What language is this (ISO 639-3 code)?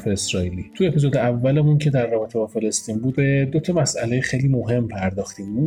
fas